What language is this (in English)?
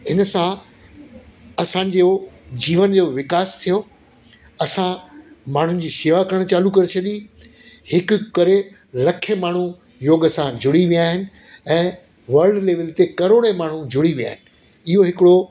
Sindhi